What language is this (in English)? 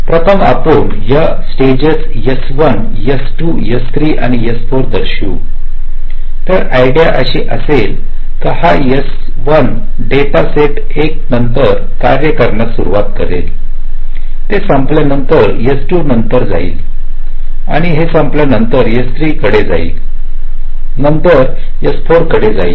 Marathi